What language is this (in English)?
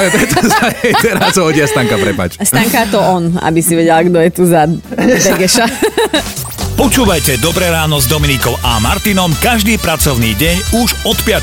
Slovak